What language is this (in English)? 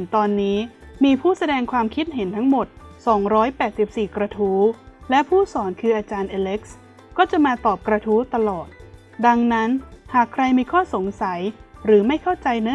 Thai